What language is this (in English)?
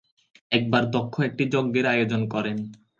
Bangla